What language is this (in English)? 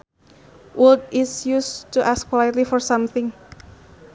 Sundanese